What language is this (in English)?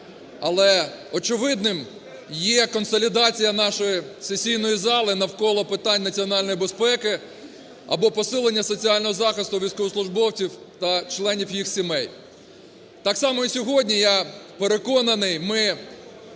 Ukrainian